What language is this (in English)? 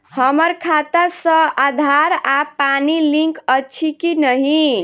Maithili